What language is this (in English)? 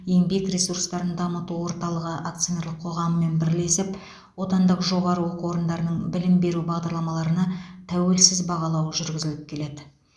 Kazakh